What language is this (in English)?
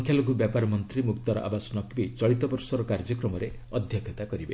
Odia